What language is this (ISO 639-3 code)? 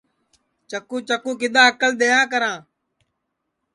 ssi